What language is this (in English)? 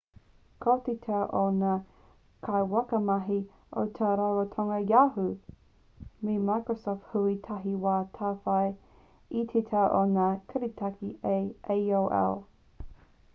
Māori